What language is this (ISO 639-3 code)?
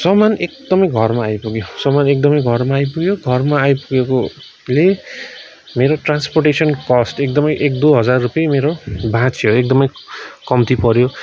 nep